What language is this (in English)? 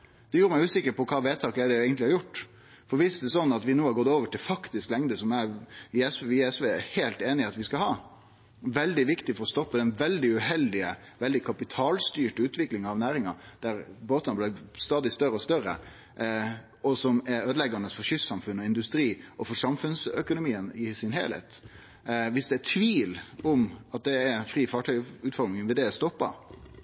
Norwegian Nynorsk